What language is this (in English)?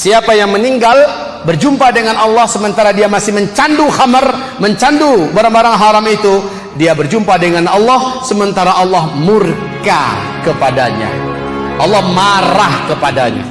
Indonesian